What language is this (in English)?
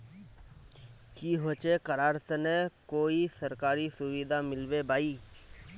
Magahi